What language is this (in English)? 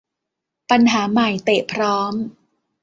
Thai